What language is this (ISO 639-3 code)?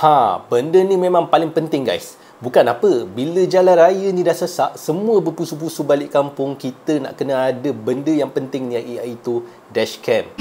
msa